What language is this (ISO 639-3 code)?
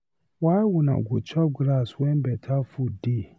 pcm